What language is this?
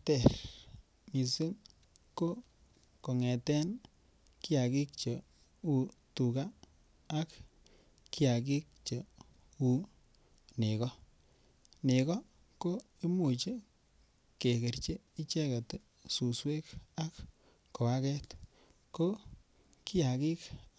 Kalenjin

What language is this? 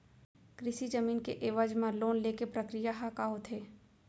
Chhattisgarhi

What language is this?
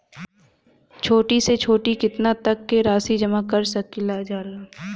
Bhojpuri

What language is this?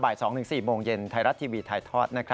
Thai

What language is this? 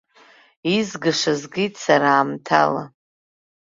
Abkhazian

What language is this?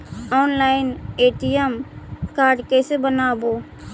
Magahi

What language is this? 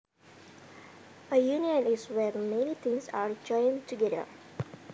Javanese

